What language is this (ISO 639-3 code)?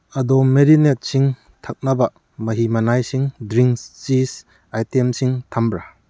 mni